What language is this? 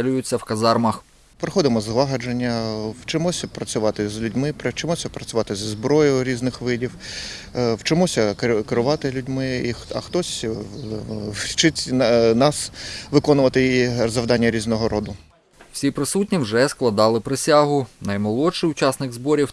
Ukrainian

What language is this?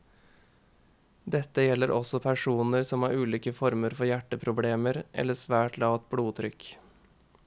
Norwegian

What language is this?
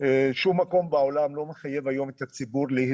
Hebrew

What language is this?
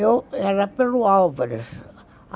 Portuguese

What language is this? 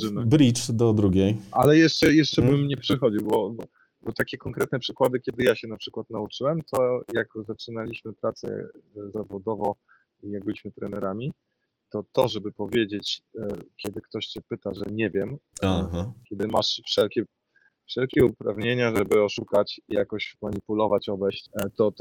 Polish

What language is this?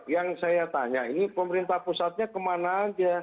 Indonesian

